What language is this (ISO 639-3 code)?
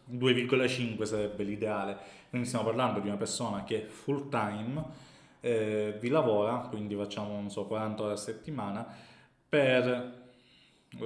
ita